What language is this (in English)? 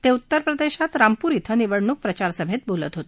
Marathi